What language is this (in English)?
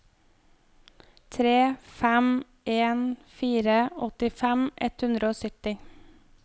Norwegian